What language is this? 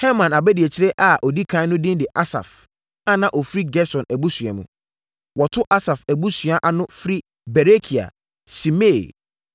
Akan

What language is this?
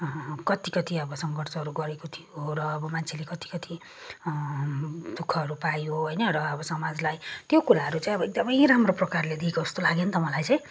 Nepali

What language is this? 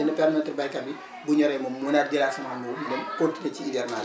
Wolof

